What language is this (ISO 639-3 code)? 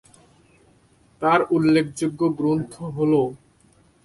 ben